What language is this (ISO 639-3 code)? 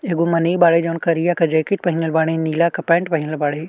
bho